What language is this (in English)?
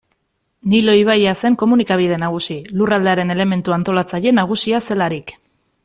Basque